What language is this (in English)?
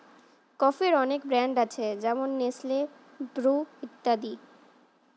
Bangla